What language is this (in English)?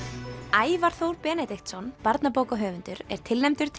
Icelandic